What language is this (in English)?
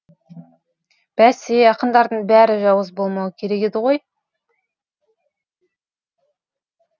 Kazakh